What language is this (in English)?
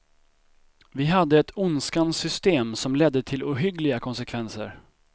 Swedish